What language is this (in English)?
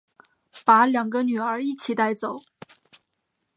Chinese